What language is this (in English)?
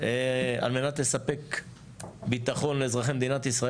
Hebrew